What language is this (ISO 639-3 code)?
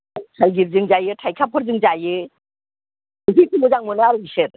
brx